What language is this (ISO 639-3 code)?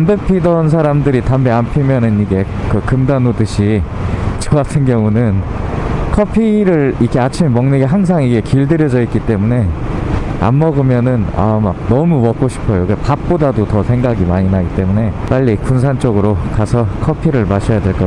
kor